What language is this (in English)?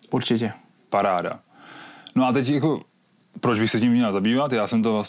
Czech